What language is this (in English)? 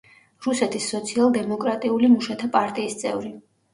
Georgian